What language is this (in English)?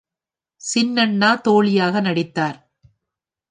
Tamil